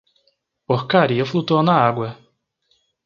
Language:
Portuguese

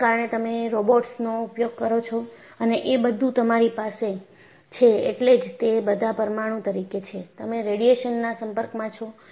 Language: Gujarati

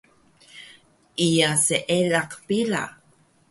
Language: Taroko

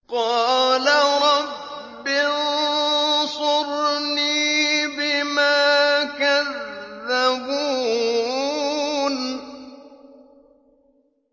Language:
Arabic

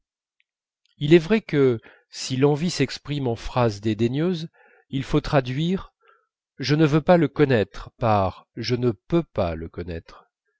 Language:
French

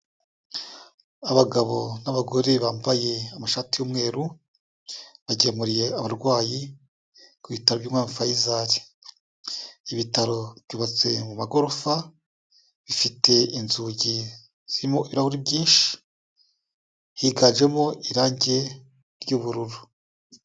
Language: Kinyarwanda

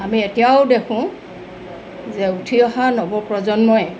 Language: Assamese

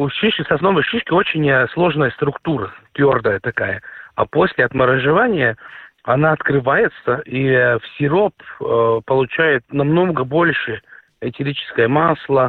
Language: Russian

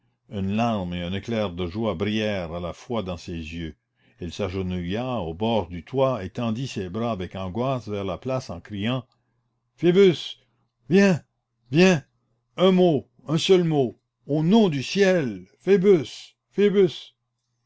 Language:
French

